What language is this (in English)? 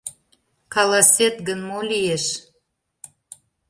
Mari